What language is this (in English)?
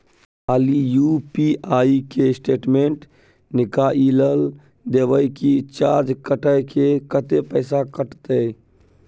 Maithili